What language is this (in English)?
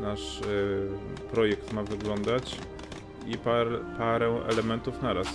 Polish